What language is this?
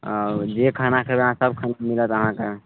Maithili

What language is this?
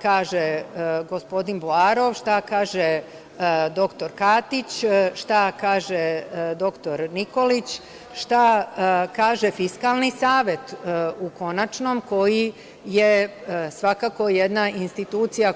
Serbian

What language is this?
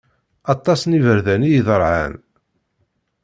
Kabyle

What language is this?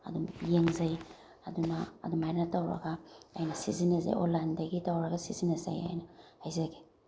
Manipuri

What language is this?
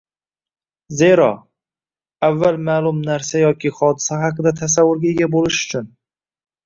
Uzbek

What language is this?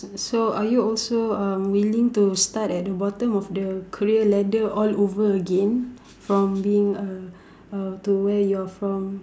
English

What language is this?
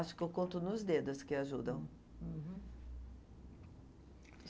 Portuguese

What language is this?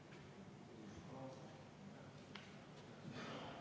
Estonian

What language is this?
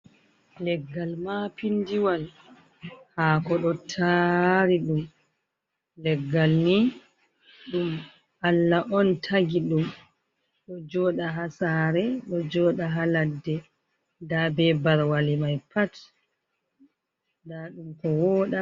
Fula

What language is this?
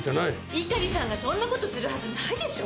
Japanese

